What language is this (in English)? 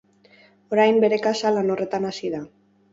Basque